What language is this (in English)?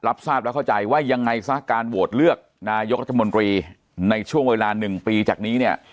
Thai